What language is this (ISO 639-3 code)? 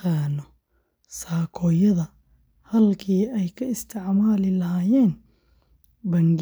som